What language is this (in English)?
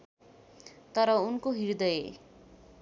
Nepali